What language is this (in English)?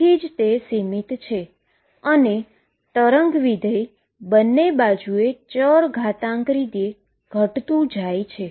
Gujarati